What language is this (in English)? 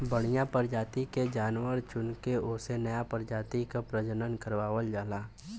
Bhojpuri